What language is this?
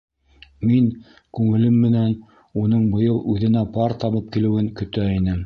Bashkir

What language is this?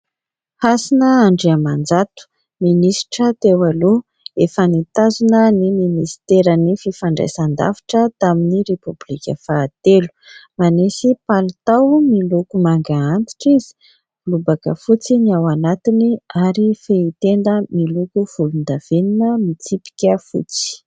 Malagasy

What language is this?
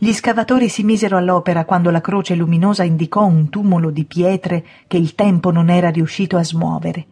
Italian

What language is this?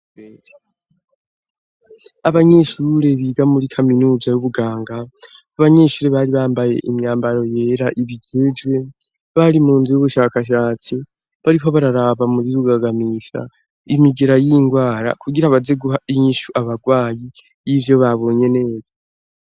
Rundi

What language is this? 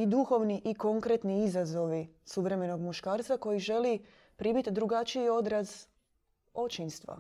Croatian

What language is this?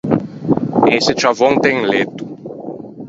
Ligurian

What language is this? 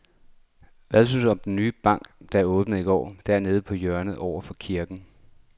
Danish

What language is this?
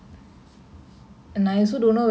English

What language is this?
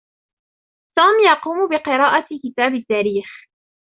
Arabic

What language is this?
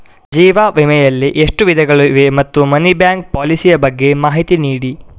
Kannada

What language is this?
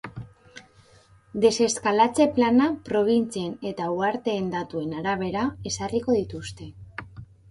Basque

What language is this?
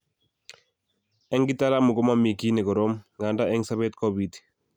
Kalenjin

